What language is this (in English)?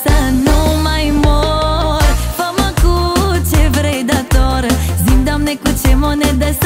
Romanian